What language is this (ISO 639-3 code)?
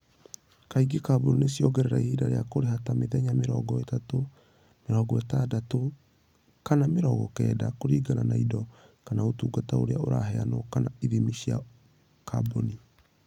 kik